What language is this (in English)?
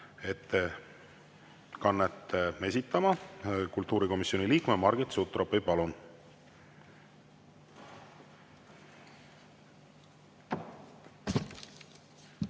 Estonian